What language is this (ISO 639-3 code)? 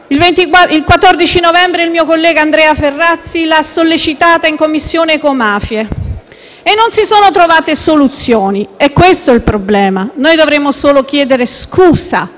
ita